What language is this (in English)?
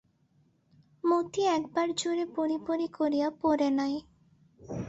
Bangla